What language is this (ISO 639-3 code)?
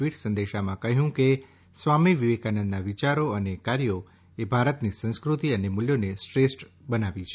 guj